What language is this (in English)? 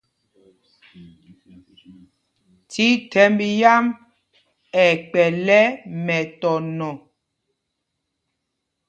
Mpumpong